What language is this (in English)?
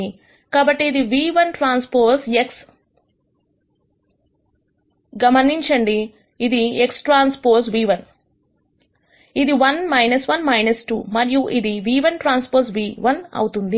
Telugu